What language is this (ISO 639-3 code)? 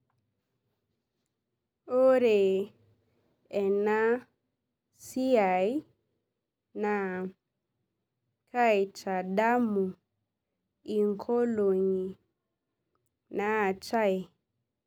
mas